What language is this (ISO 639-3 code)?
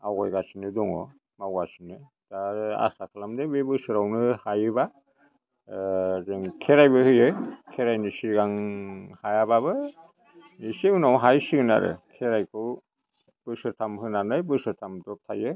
brx